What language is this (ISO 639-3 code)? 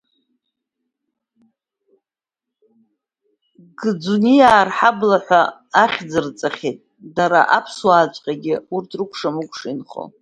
abk